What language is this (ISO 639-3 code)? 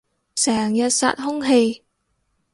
yue